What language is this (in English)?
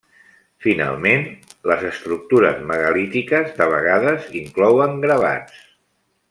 Catalan